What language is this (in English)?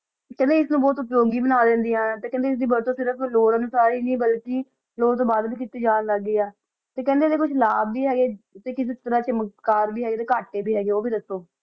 Punjabi